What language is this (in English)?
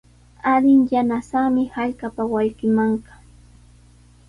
Sihuas Ancash Quechua